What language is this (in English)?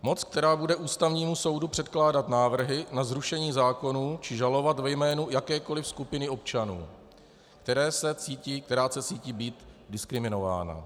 Czech